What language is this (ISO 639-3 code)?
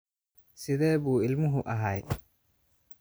som